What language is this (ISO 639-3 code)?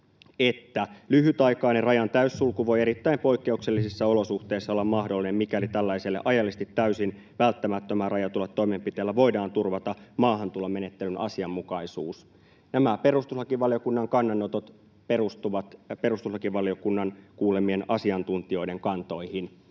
fin